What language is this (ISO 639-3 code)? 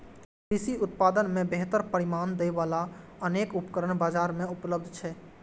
mai